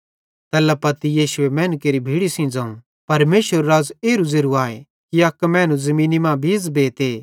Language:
Bhadrawahi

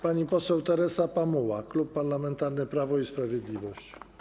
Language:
Polish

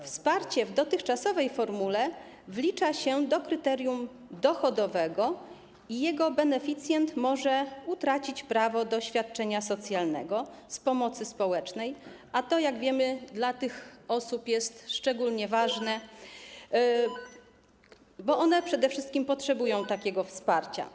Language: Polish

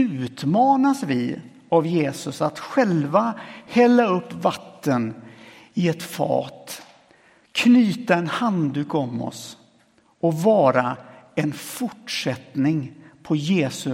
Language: Swedish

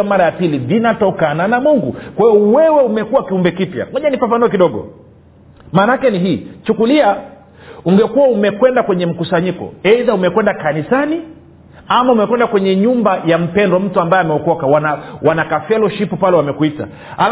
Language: Swahili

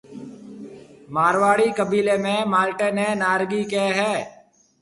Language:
Marwari (Pakistan)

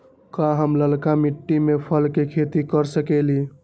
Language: Magahi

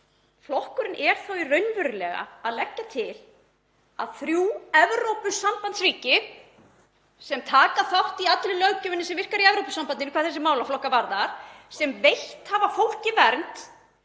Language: Icelandic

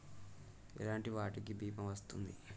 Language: Telugu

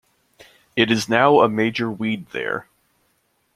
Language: English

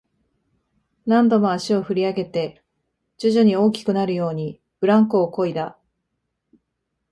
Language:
Japanese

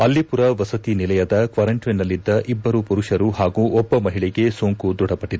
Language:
Kannada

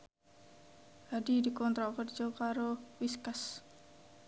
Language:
Javanese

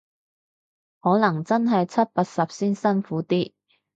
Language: Cantonese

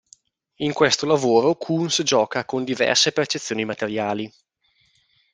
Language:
Italian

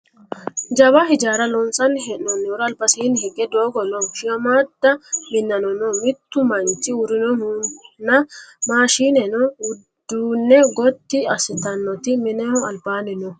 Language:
Sidamo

